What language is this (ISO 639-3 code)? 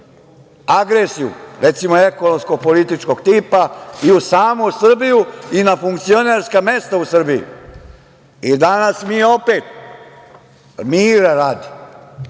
srp